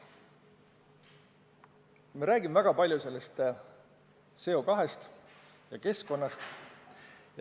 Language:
Estonian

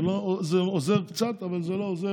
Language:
Hebrew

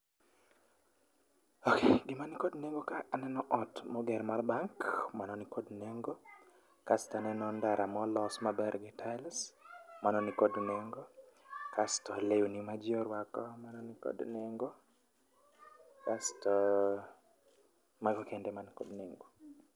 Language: Luo (Kenya and Tanzania)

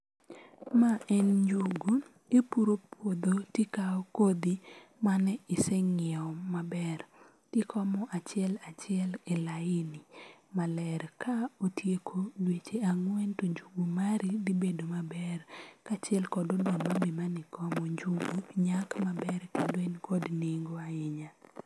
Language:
Luo (Kenya and Tanzania)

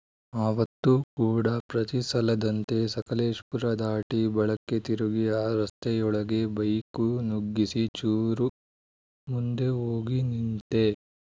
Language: Kannada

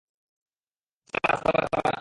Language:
Bangla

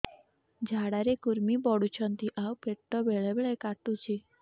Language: Odia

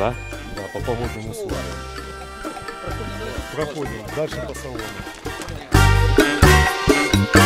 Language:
Russian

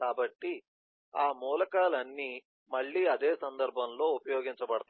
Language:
Telugu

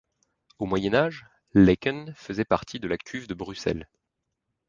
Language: French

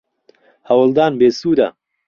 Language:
Central Kurdish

